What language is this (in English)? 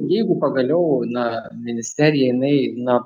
Lithuanian